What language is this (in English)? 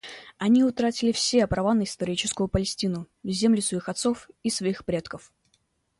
Russian